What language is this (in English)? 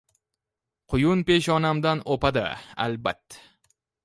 Uzbek